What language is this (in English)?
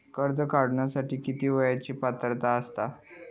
Marathi